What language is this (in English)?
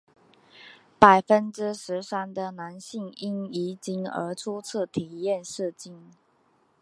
Chinese